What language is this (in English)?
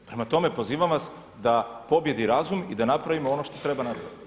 Croatian